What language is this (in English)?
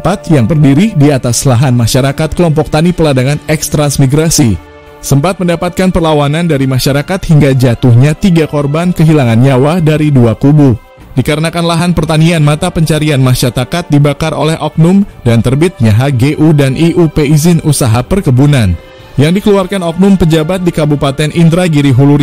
Indonesian